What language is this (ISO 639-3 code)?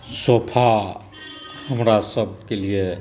mai